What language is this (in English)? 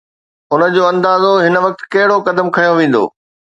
Sindhi